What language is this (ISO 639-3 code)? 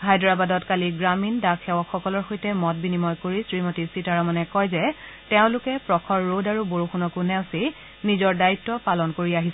asm